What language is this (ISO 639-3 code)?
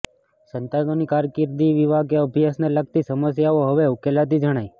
guj